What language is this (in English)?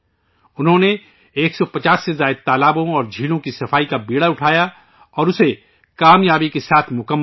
Urdu